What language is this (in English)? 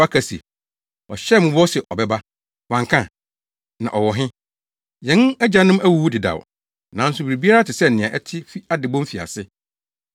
Akan